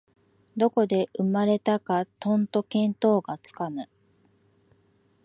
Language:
Japanese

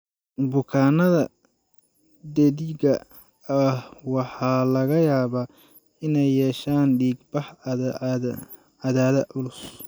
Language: Somali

